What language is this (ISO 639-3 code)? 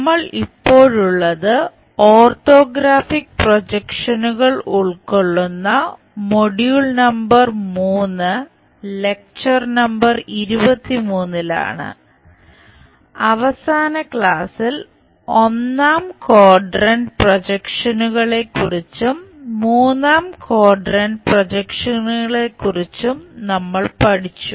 mal